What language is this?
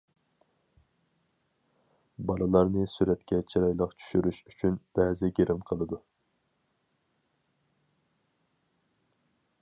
Uyghur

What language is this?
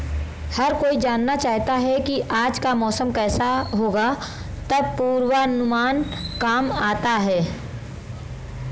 Hindi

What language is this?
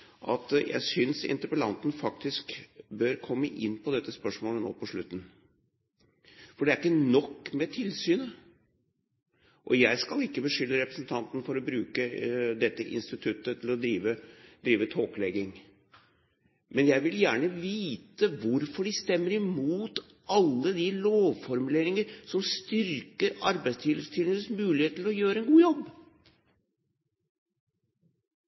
Norwegian Bokmål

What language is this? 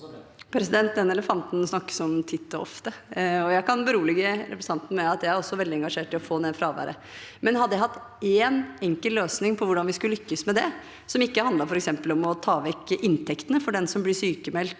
Norwegian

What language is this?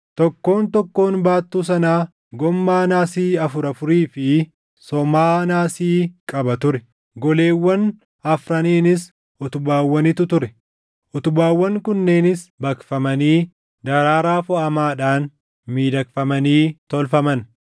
Oromo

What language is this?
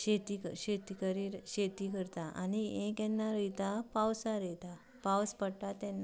Konkani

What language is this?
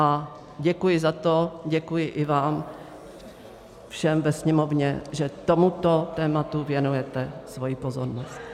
Czech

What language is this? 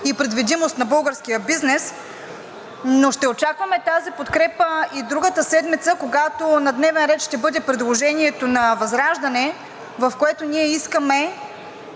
Bulgarian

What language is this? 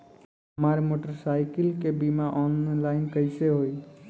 Bhojpuri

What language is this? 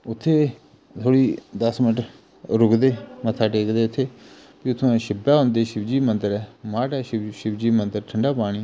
Dogri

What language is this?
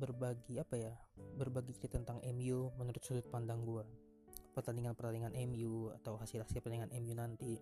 Indonesian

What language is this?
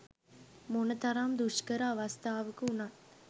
Sinhala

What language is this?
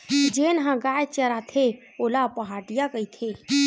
Chhattisgarhi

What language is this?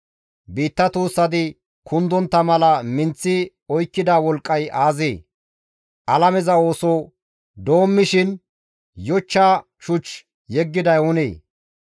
Gamo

